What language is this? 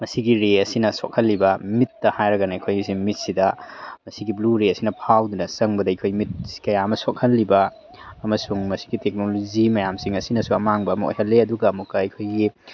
Manipuri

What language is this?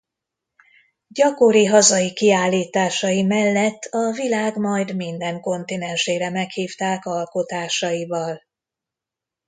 Hungarian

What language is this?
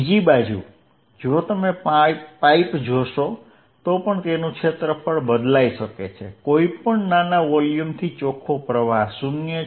Gujarati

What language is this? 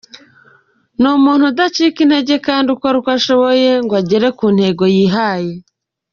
Kinyarwanda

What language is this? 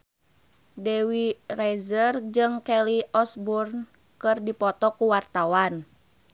Sundanese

